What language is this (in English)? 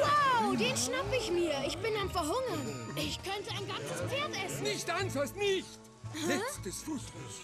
German